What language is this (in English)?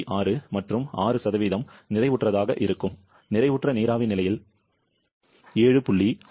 Tamil